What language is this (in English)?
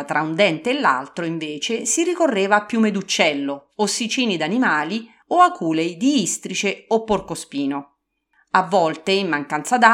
Italian